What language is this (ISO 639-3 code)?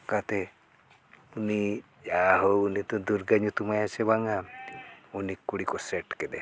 sat